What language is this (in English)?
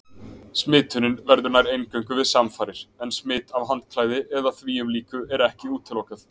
Icelandic